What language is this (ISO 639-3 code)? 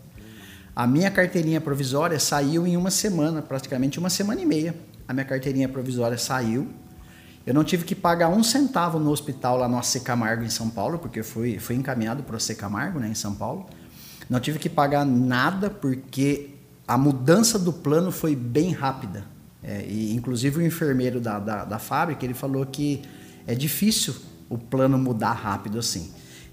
por